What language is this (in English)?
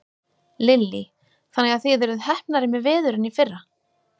Icelandic